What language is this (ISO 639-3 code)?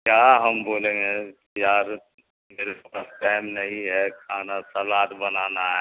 urd